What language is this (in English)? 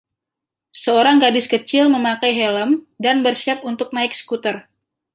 Indonesian